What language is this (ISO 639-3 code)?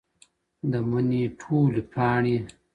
pus